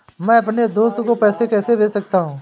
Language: Hindi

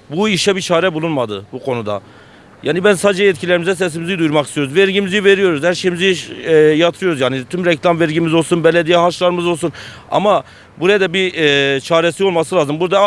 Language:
Turkish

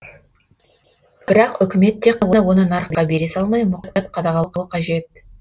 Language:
Kazakh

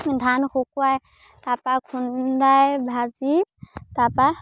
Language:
Assamese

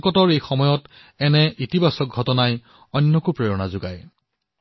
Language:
Assamese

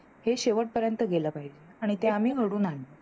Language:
Marathi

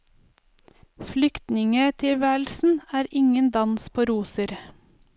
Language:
Norwegian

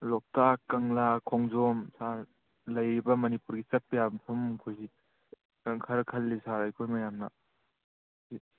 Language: Manipuri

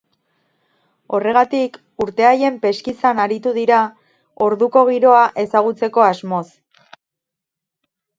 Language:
Basque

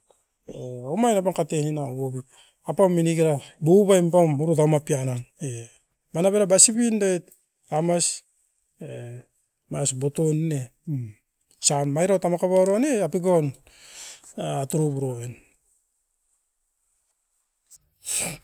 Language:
Askopan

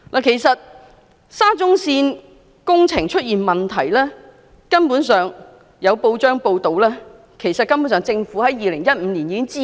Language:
Cantonese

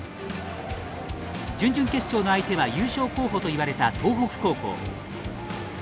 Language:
Japanese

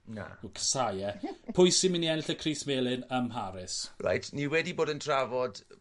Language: Welsh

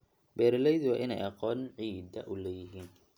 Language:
Somali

